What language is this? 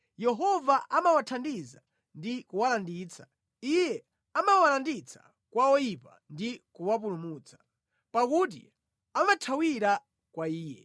Nyanja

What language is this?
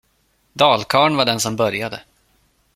Swedish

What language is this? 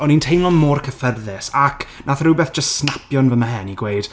Welsh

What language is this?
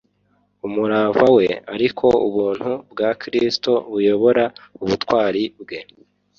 Kinyarwanda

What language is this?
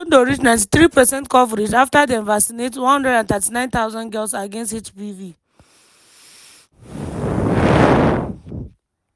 Nigerian Pidgin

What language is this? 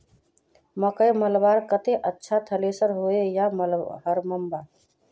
Magahi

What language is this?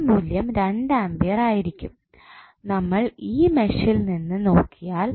Malayalam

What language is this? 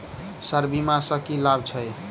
Maithili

